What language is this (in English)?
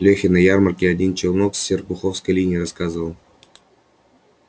Russian